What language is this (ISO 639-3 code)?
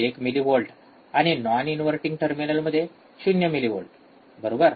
mar